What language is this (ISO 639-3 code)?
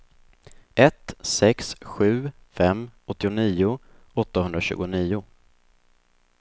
swe